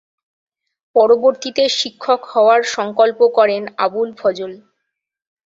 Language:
Bangla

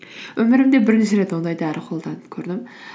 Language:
Kazakh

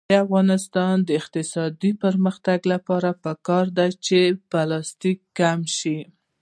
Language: Pashto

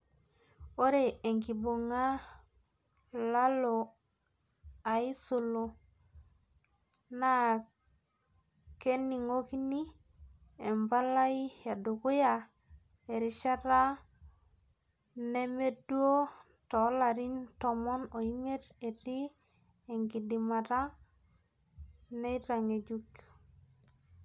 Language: Masai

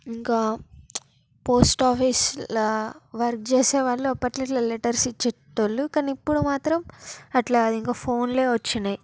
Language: Telugu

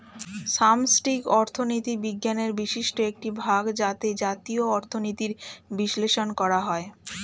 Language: Bangla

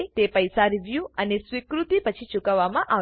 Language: Gujarati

